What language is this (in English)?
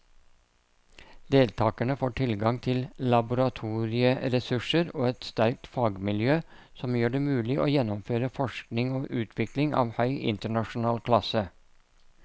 Norwegian